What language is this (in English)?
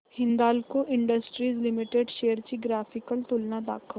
Marathi